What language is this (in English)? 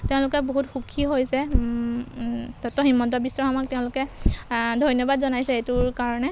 Assamese